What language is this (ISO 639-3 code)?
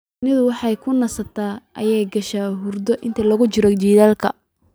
som